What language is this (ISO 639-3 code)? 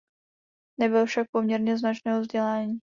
ces